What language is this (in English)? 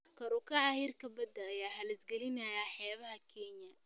Somali